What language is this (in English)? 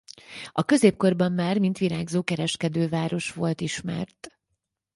Hungarian